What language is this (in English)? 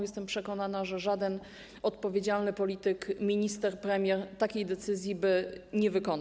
Polish